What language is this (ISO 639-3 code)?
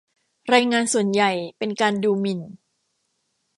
tha